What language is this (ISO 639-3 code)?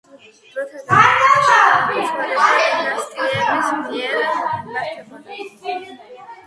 kat